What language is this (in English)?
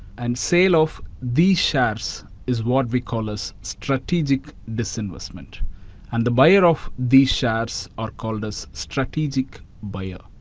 English